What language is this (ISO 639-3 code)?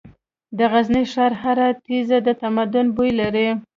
pus